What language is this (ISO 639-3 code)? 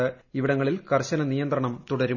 mal